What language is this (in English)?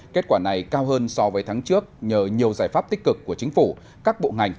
Vietnamese